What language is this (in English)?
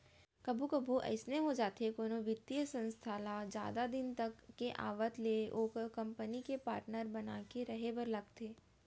Chhattisgarhi